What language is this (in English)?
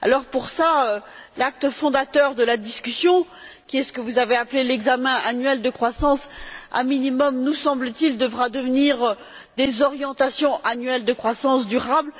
French